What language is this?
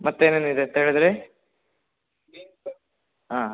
Kannada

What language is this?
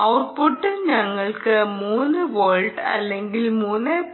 Malayalam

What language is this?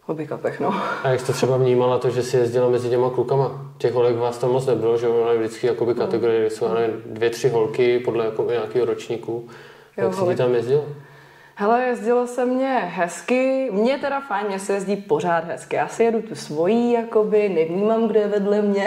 Czech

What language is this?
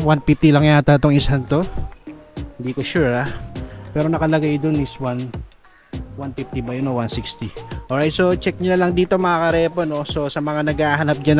Filipino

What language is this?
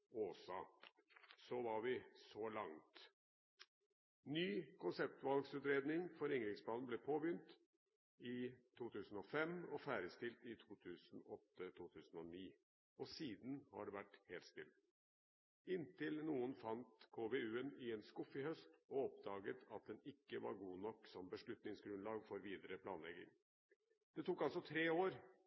Norwegian Bokmål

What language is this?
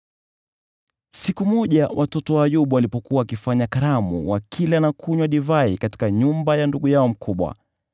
Swahili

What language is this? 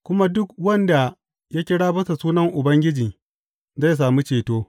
Hausa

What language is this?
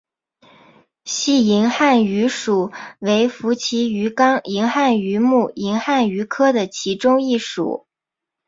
Chinese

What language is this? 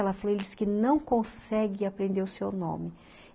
Portuguese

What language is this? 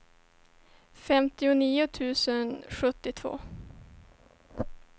Swedish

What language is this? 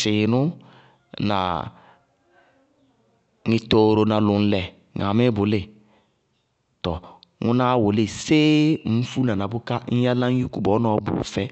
Bago-Kusuntu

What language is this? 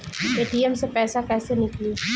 Bhojpuri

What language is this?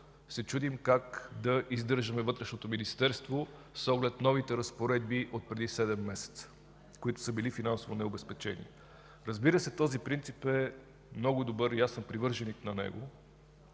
Bulgarian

